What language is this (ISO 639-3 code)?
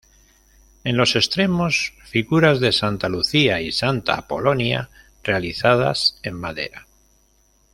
spa